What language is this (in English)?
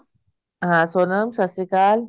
Punjabi